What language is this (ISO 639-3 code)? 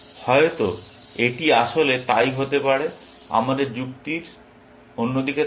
ben